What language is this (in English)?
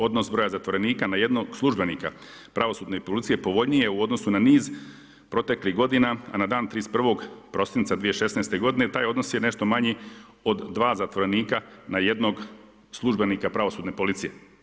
Croatian